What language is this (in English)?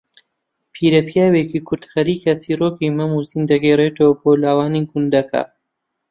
Central Kurdish